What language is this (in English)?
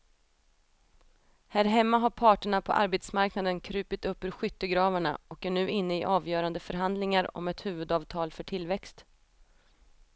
Swedish